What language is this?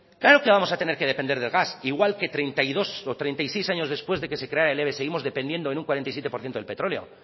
Spanish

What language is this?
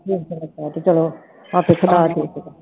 Punjabi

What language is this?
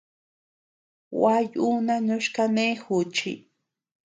Tepeuxila Cuicatec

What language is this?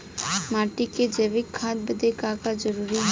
Bhojpuri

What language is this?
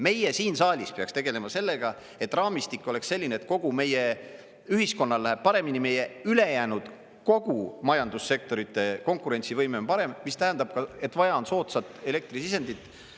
Estonian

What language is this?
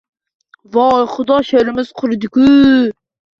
Uzbek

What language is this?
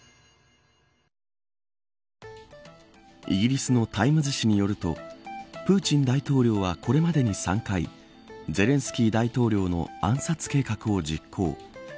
Japanese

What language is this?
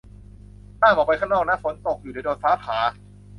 Thai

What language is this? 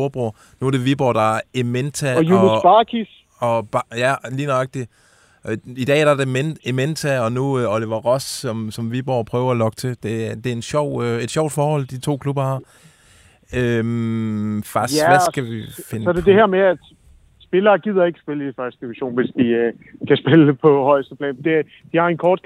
Danish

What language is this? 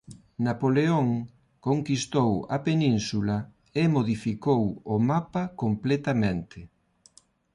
Galician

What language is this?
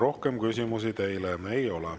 Estonian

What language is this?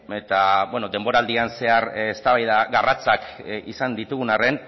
Basque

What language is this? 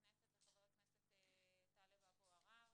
Hebrew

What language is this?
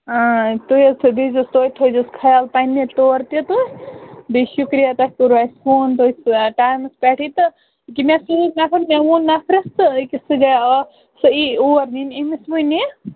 Kashmiri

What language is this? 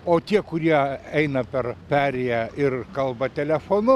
Lithuanian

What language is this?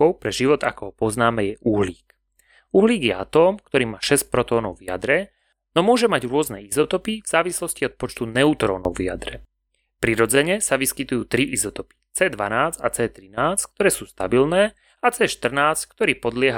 Slovak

